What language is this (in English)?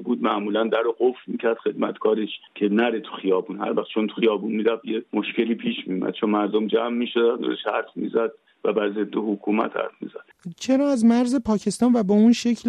Persian